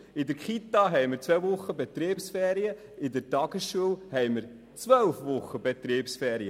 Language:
Swiss German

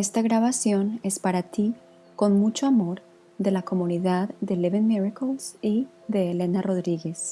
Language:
Spanish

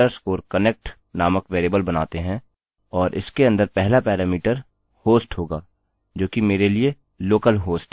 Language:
Hindi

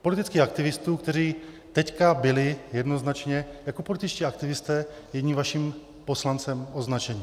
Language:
Czech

